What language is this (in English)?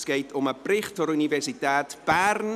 Swiss German